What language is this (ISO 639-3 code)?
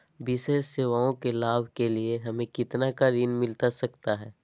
mag